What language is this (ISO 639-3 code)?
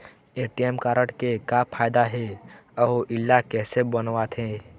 hne